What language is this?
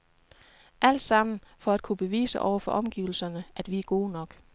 Danish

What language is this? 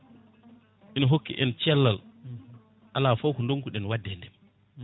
Fula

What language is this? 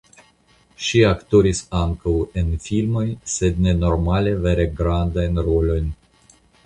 Esperanto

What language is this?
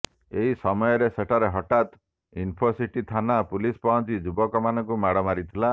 Odia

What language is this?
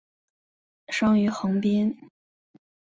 Chinese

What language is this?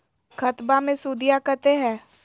Magahi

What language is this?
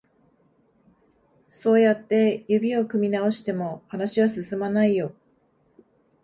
Japanese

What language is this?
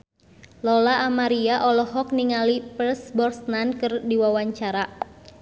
Sundanese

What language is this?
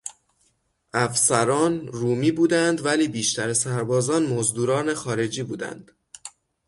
Persian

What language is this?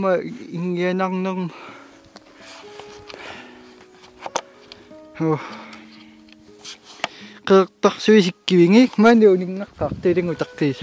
Arabic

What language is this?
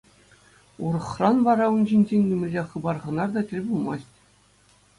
Chuvash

